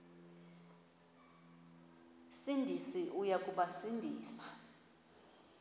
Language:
Xhosa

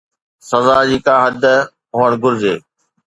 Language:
Sindhi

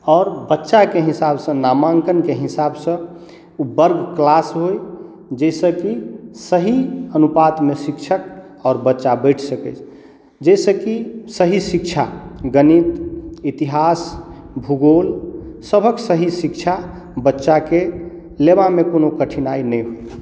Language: Maithili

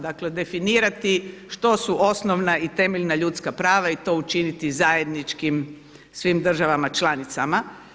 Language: Croatian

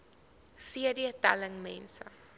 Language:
Afrikaans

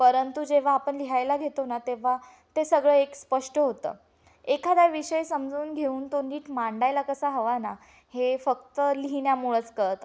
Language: Marathi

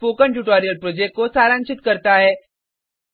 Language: Hindi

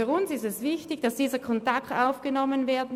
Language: Swiss German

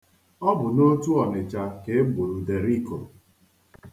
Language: Igbo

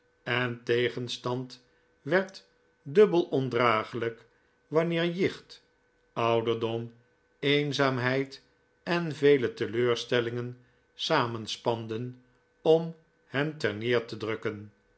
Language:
Dutch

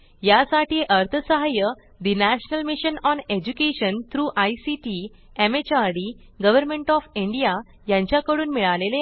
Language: Marathi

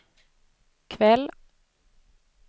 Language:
Swedish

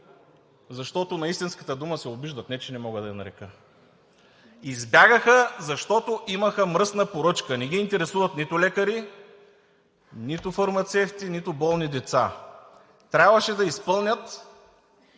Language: Bulgarian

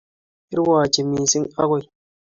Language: Kalenjin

